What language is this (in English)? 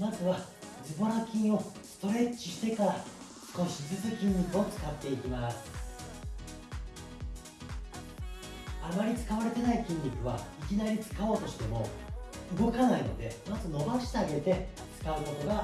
Japanese